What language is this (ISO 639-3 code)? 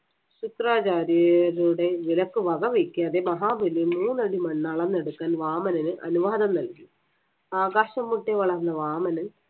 mal